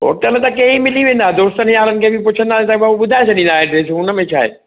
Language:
Sindhi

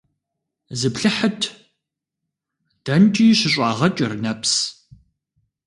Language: Kabardian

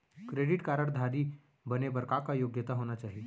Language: Chhattisgarhi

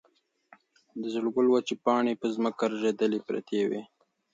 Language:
Pashto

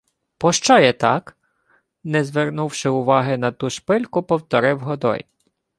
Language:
Ukrainian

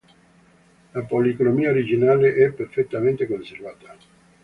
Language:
Italian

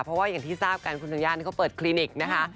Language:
Thai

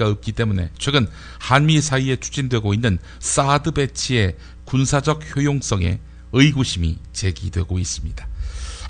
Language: Korean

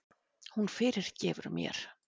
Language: Icelandic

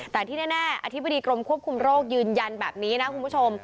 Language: Thai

